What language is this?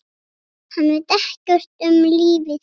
Icelandic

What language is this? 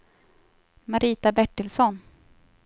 Swedish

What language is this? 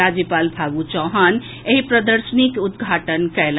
Maithili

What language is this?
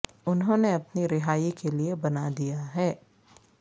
Urdu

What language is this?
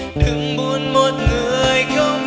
Vietnamese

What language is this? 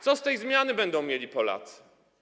Polish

